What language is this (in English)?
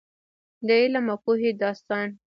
Pashto